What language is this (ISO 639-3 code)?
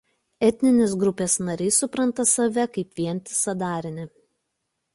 lit